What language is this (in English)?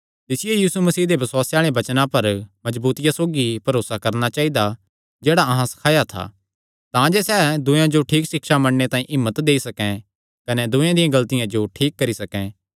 Kangri